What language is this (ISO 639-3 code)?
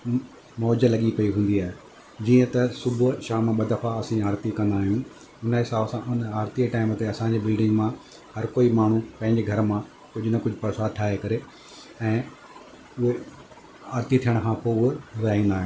snd